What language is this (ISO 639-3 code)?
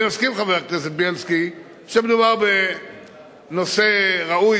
heb